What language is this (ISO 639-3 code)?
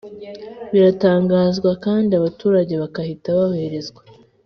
kin